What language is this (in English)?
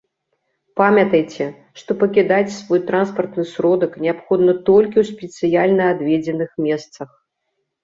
Belarusian